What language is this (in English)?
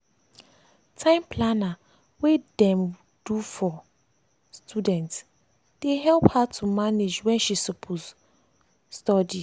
Nigerian Pidgin